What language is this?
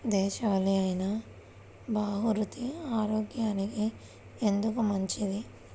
Telugu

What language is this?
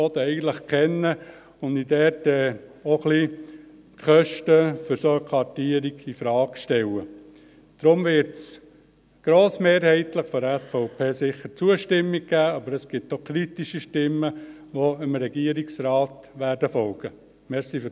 Swiss German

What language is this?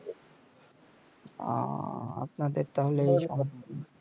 Bangla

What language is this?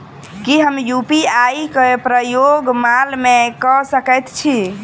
Maithili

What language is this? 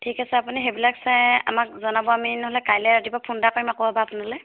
Assamese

